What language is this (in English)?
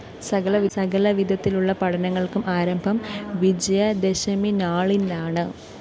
Malayalam